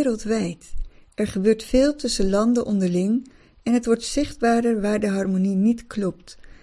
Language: Dutch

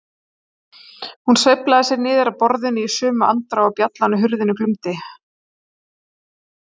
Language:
Icelandic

